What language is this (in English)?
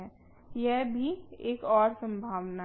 Hindi